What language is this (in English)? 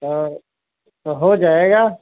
Hindi